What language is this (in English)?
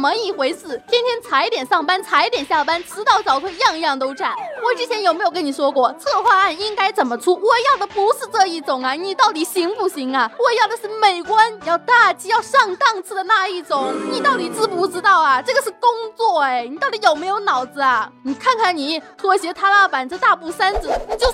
Chinese